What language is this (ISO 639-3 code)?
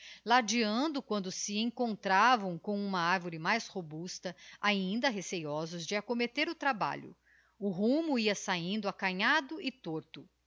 por